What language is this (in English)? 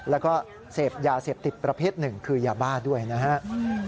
Thai